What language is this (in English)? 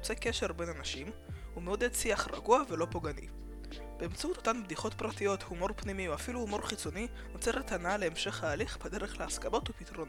Hebrew